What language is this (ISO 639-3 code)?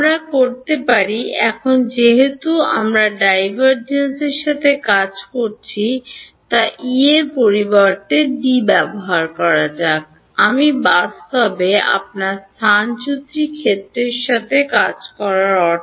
ben